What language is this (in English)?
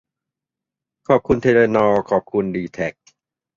Thai